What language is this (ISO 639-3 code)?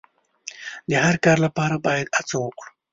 pus